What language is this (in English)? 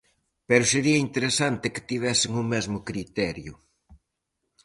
Galician